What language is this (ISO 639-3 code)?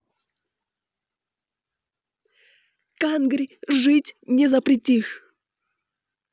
rus